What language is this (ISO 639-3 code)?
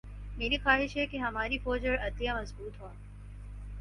urd